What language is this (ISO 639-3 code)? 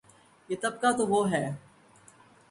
urd